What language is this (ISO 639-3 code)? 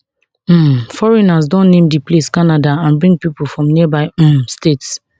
pcm